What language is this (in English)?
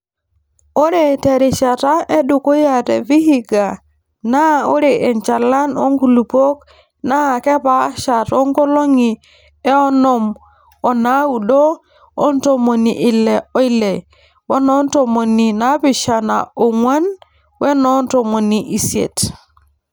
Masai